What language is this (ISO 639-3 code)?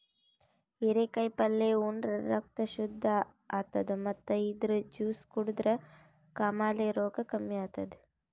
kan